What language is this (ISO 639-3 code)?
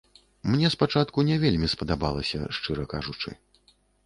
bel